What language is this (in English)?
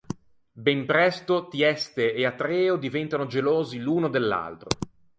Italian